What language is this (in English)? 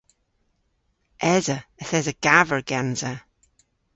Cornish